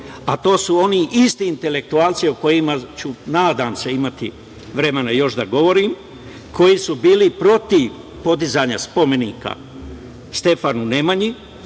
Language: Serbian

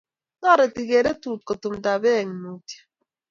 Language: Kalenjin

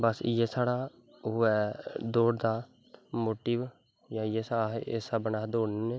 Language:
Dogri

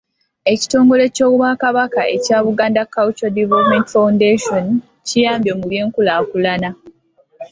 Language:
Ganda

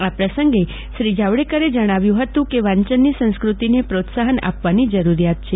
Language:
Gujarati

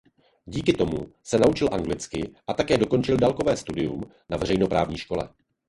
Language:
Czech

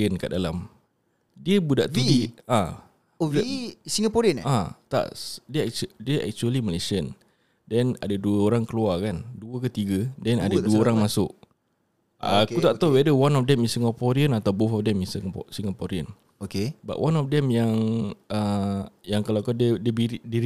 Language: Malay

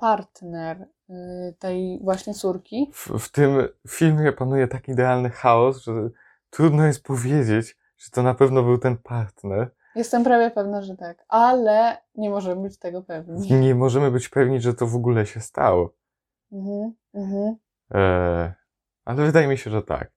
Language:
Polish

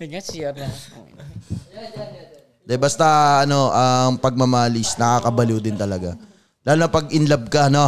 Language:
Filipino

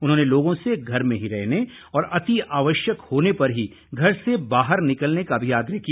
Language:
Hindi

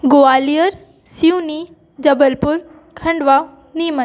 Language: Hindi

